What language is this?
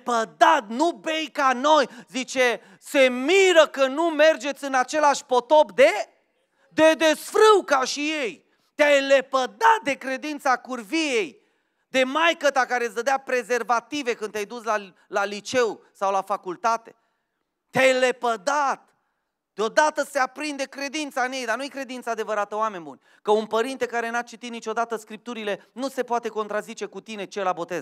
Romanian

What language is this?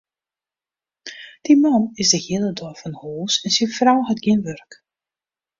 Western Frisian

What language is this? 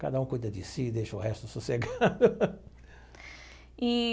Portuguese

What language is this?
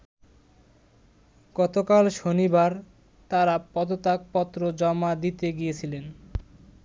Bangla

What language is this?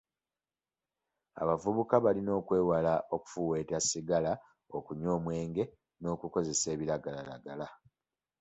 Ganda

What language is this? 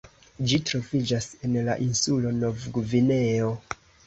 Esperanto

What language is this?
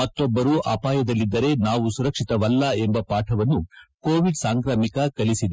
Kannada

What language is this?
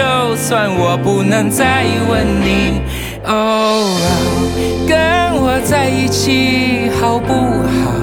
Chinese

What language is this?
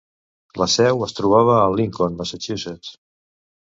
Catalan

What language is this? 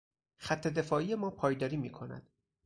Persian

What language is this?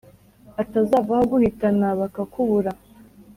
Kinyarwanda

